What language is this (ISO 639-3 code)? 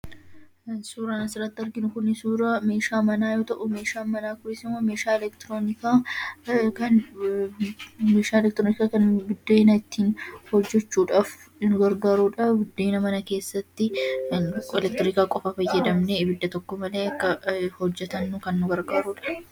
orm